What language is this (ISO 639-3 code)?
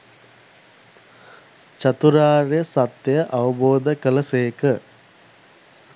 sin